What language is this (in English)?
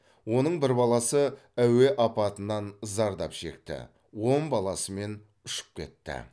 Kazakh